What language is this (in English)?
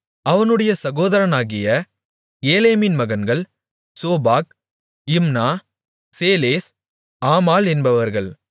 Tamil